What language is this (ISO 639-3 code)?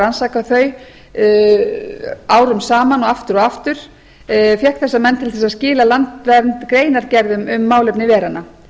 isl